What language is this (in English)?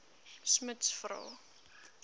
Afrikaans